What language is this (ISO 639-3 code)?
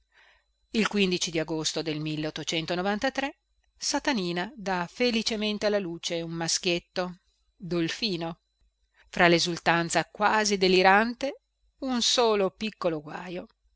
ita